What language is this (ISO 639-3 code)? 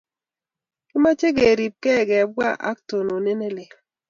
kln